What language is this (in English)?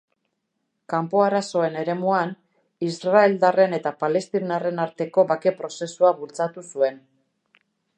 Basque